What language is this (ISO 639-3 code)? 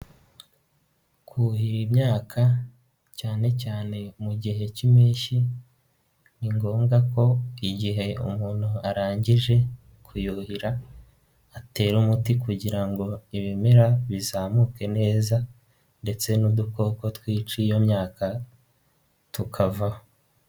kin